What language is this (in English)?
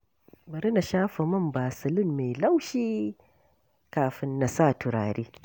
Hausa